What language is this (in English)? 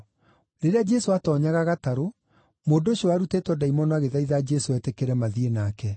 Kikuyu